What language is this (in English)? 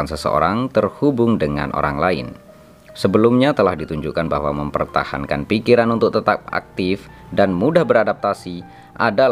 Indonesian